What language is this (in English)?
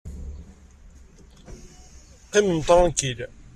Kabyle